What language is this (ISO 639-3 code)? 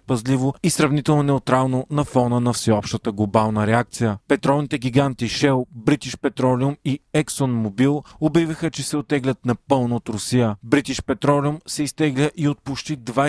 bul